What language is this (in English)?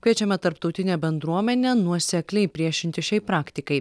Lithuanian